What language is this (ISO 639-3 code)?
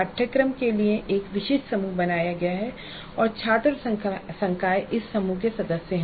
hin